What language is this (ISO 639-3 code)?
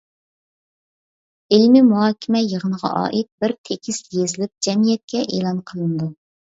uig